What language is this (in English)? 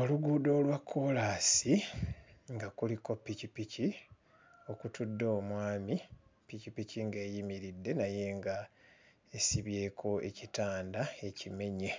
Ganda